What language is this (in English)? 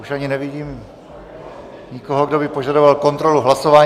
Czech